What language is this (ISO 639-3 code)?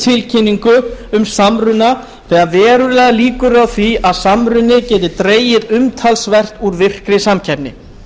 isl